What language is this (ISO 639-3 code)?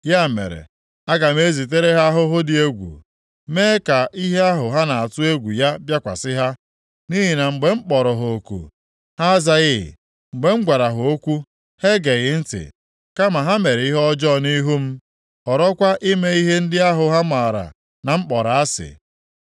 ibo